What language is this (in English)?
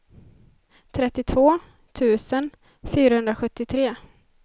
Swedish